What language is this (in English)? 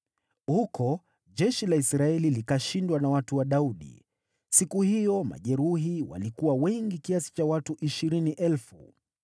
Swahili